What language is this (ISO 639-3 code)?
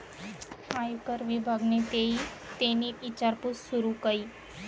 mar